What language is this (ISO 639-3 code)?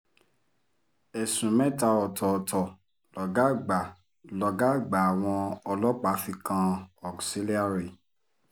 yor